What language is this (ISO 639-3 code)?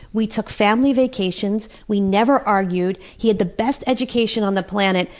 eng